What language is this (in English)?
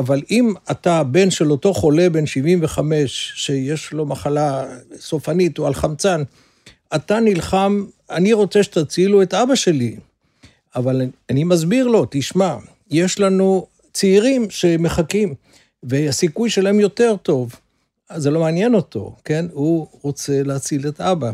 Hebrew